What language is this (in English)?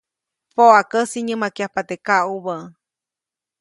Copainalá Zoque